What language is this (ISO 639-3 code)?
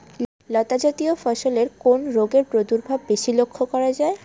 ben